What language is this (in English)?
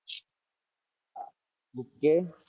Gujarati